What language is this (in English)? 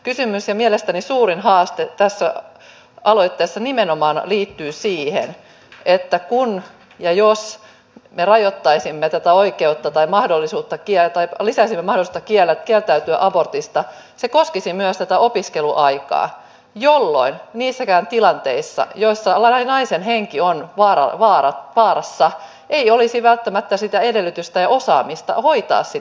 Finnish